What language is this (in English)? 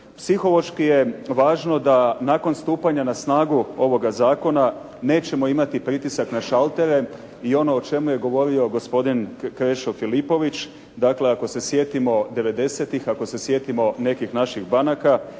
Croatian